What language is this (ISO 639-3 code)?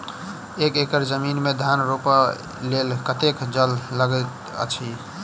mai